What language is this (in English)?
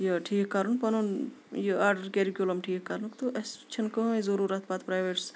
Kashmiri